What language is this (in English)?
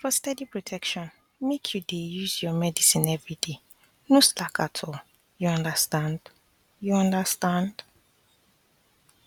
Nigerian Pidgin